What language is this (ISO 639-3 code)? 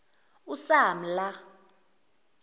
zul